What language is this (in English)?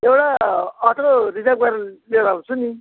Nepali